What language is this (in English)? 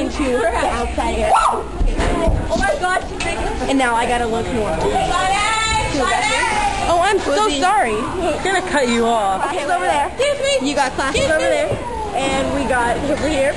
English